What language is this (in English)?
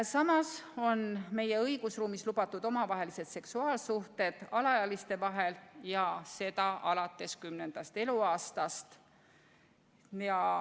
Estonian